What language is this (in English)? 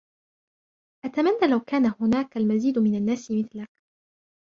Arabic